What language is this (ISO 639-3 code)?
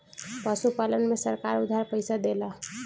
bho